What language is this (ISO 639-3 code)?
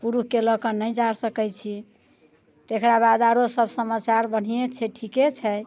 mai